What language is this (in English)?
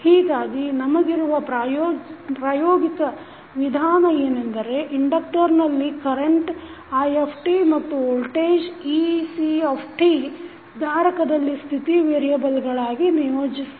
Kannada